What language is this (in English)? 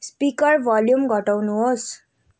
Nepali